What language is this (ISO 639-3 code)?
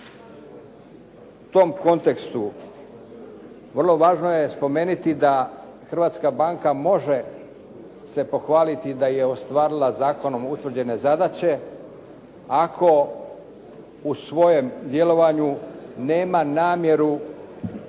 hrv